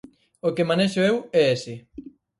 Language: Galician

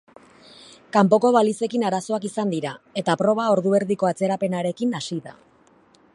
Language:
Basque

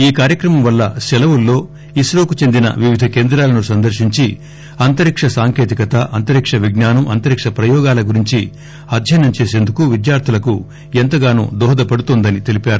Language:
Telugu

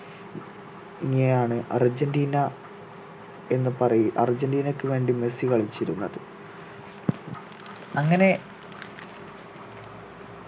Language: Malayalam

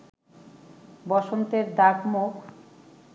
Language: Bangla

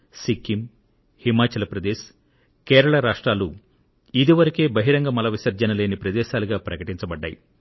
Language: Telugu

